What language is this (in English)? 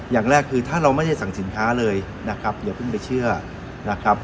Thai